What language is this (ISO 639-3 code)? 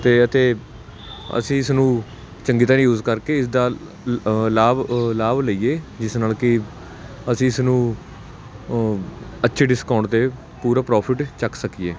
pan